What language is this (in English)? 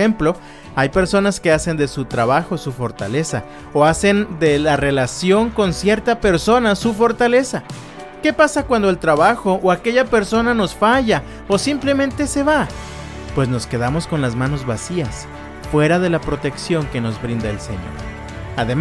Spanish